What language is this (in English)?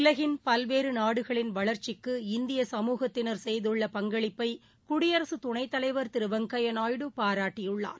Tamil